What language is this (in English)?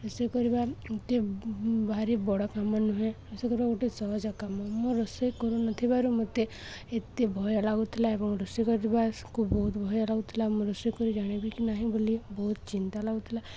Odia